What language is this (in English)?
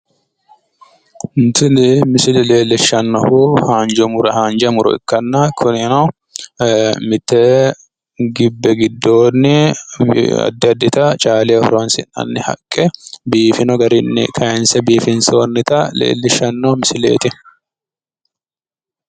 Sidamo